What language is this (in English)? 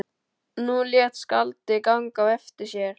Icelandic